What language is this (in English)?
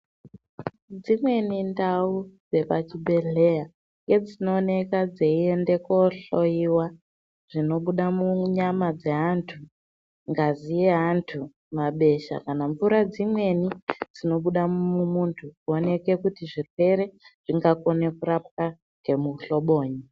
Ndau